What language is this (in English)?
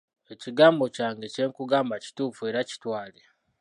Ganda